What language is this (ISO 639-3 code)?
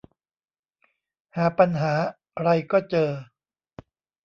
tha